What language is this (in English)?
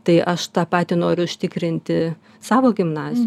Lithuanian